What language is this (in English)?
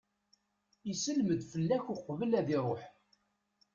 Kabyle